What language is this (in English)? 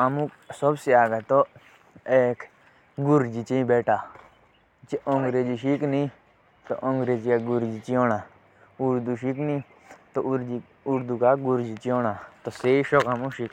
Jaunsari